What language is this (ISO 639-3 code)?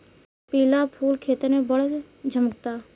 bho